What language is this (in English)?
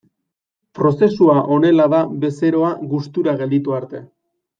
Basque